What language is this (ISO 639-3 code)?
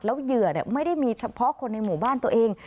tha